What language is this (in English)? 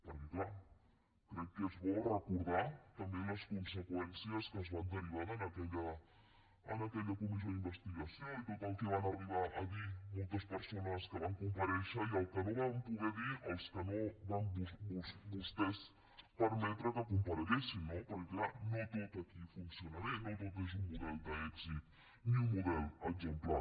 Catalan